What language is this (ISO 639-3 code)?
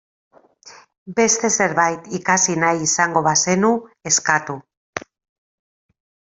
eus